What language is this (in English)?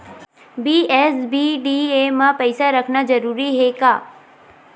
Chhattisgarhi